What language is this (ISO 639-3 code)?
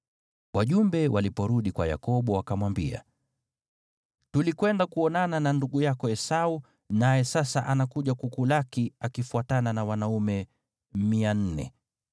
swa